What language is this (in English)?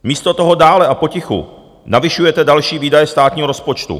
Czech